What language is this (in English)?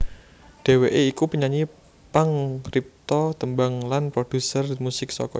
Javanese